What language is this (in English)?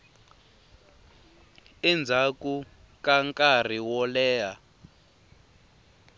Tsonga